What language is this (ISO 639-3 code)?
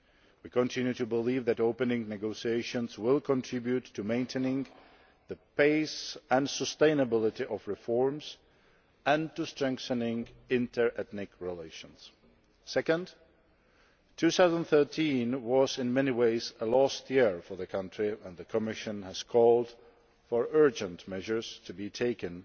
eng